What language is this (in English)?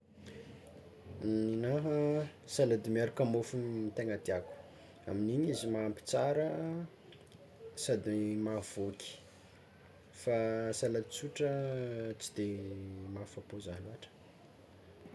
Tsimihety Malagasy